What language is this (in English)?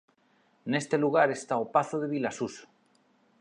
Galician